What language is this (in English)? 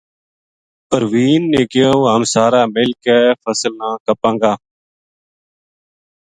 Gujari